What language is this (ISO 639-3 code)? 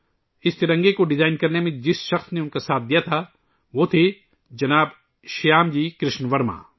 urd